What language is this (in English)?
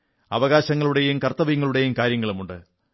Malayalam